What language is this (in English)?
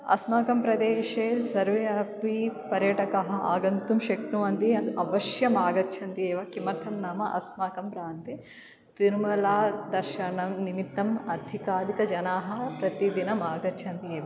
Sanskrit